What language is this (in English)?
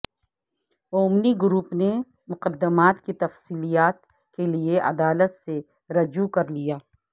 Urdu